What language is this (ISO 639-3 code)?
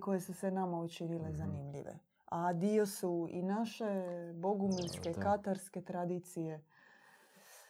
hrv